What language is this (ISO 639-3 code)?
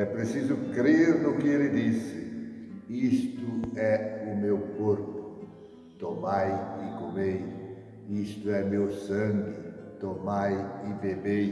por